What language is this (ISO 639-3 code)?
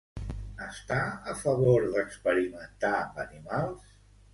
cat